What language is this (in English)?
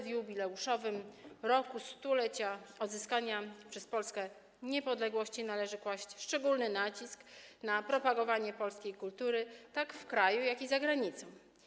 Polish